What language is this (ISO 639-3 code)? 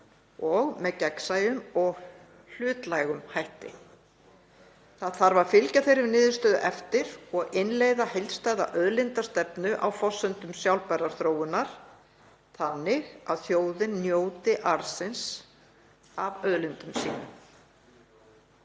isl